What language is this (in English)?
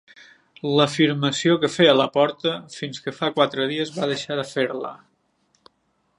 Catalan